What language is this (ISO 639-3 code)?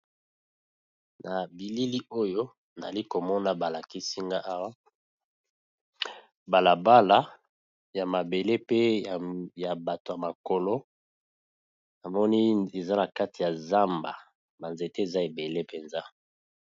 lin